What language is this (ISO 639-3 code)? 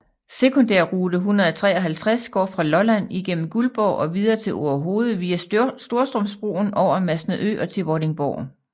dan